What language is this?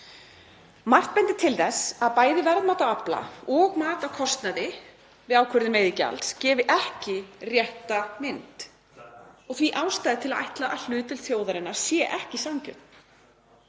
Icelandic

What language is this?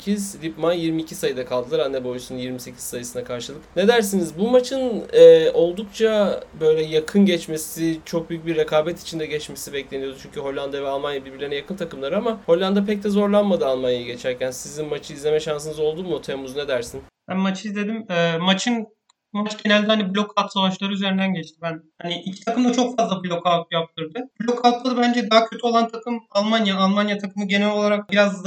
Turkish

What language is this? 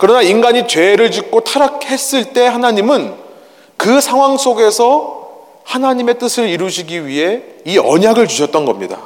Korean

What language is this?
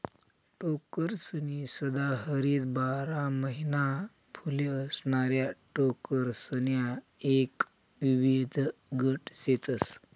Marathi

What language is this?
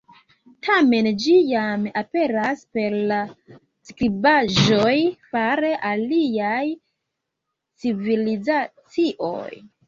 Esperanto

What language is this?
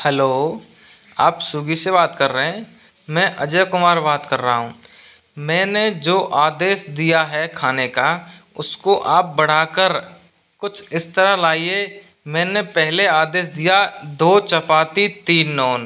Hindi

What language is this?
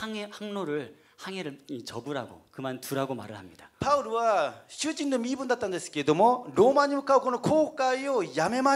Korean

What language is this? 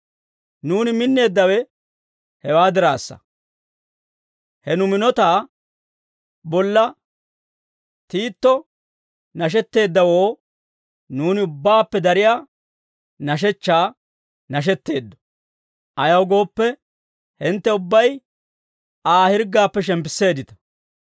Dawro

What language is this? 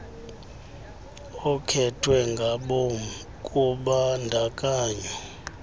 Xhosa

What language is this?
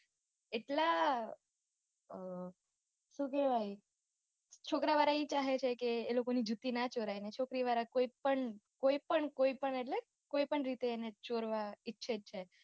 Gujarati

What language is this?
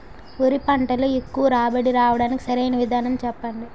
Telugu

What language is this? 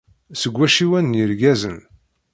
Kabyle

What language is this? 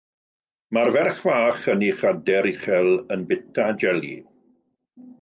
Welsh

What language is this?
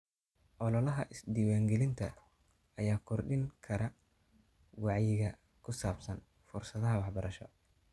Somali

